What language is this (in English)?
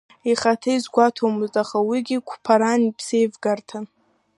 Abkhazian